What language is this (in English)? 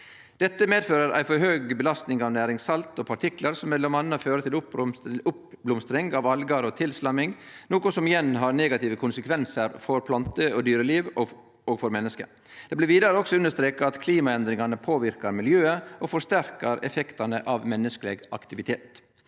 Norwegian